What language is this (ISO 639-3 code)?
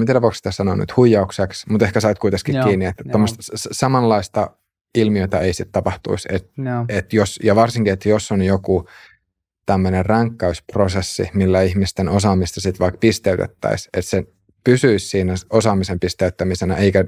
fin